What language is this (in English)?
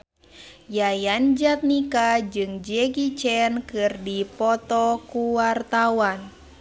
Sundanese